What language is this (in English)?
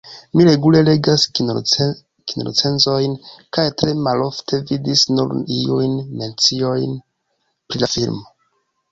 Esperanto